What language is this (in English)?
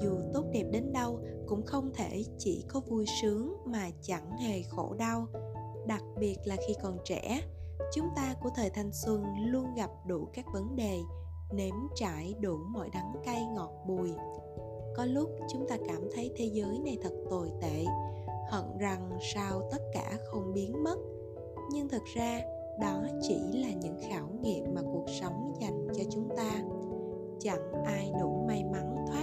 Vietnamese